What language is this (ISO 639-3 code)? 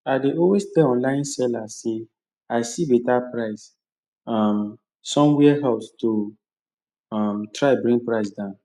pcm